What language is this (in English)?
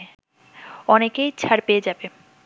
Bangla